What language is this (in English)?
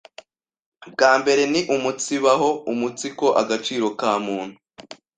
Kinyarwanda